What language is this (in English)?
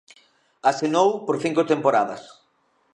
Galician